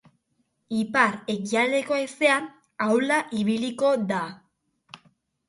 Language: Basque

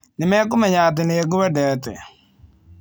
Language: Kikuyu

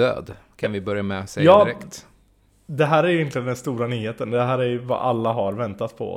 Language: Swedish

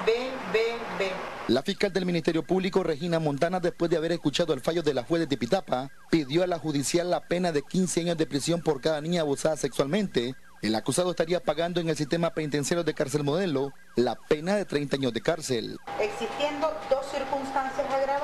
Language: Spanish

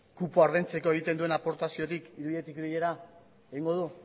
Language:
Basque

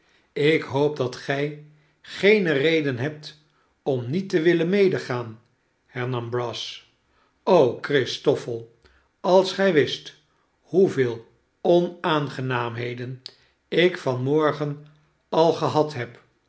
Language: Dutch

